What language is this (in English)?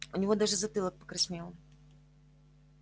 Russian